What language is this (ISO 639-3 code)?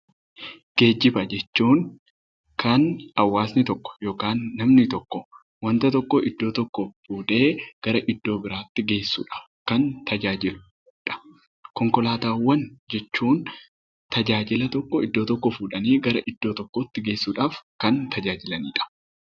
orm